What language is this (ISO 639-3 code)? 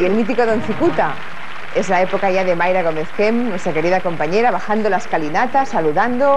spa